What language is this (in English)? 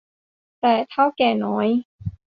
Thai